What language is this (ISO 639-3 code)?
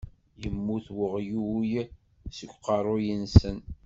kab